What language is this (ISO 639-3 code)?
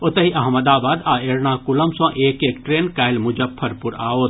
mai